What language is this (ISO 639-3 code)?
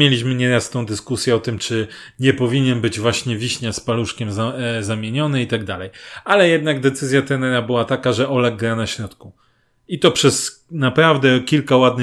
pol